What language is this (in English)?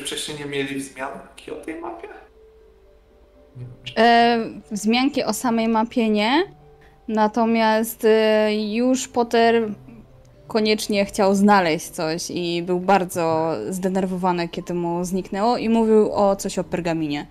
Polish